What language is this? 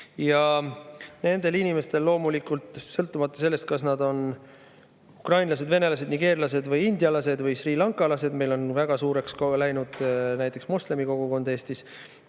Estonian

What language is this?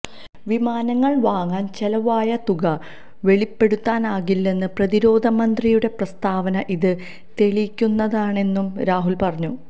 Malayalam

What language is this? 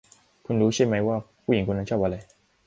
Thai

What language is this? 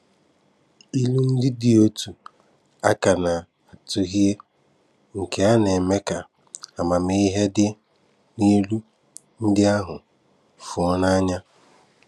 Igbo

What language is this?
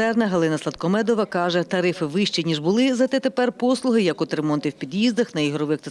Ukrainian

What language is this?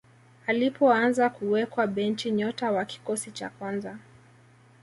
Swahili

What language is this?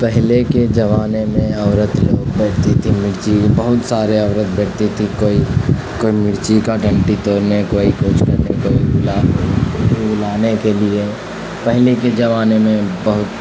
Urdu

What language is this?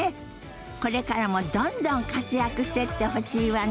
Japanese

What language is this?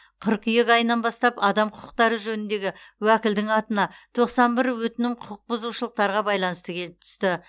Kazakh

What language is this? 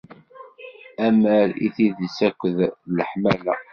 Kabyle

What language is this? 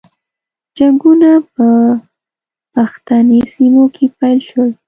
Pashto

